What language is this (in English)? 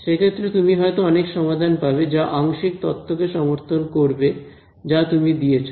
Bangla